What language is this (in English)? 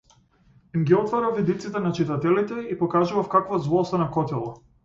Macedonian